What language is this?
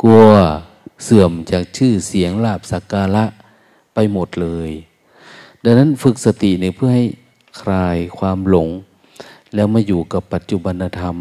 Thai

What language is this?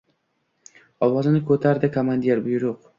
Uzbek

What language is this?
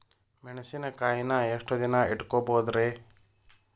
Kannada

